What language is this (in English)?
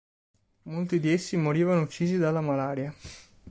Italian